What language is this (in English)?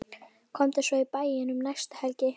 Icelandic